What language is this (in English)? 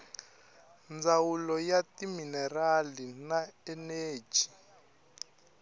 Tsonga